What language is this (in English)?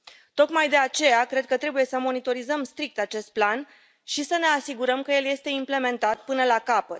Romanian